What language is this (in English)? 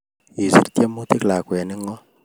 Kalenjin